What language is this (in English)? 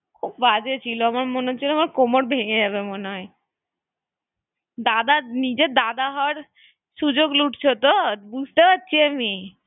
Bangla